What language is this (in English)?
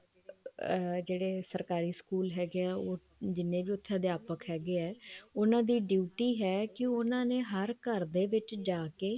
Punjabi